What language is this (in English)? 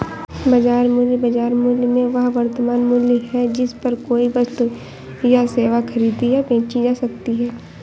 Hindi